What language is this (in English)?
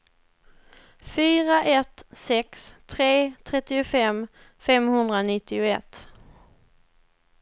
Swedish